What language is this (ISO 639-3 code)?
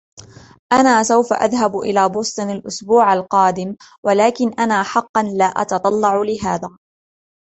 ara